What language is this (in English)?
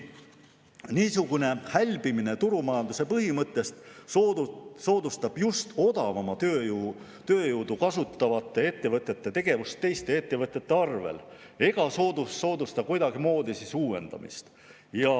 Estonian